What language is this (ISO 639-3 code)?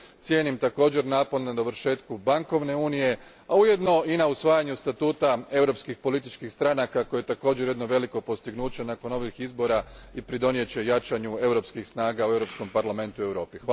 hrv